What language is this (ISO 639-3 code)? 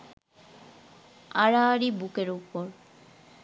ben